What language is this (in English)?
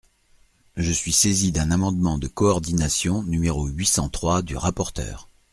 French